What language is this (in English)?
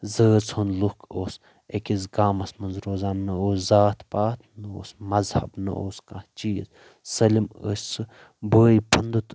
Kashmiri